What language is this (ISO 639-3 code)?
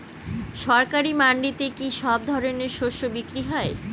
ben